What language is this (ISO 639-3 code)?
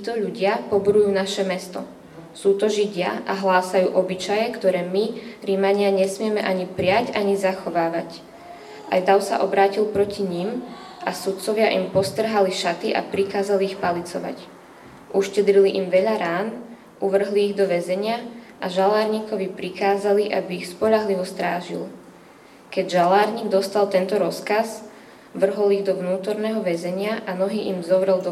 slk